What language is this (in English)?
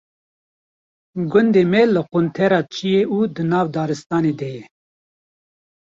Kurdish